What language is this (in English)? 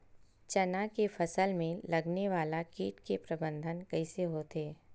Chhattisgarhi